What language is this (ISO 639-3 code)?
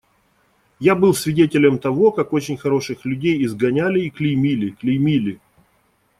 rus